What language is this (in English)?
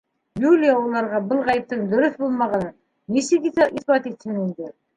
Bashkir